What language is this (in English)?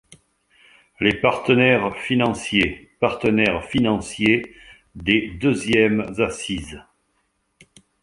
French